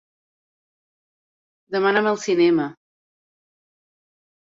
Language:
Catalan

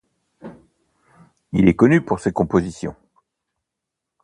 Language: French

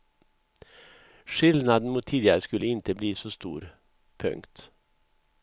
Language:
Swedish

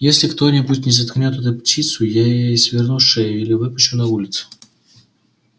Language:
Russian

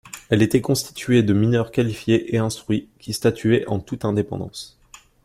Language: French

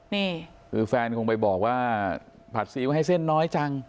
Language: Thai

